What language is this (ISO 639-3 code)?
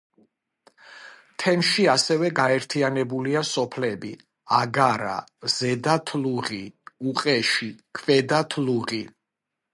kat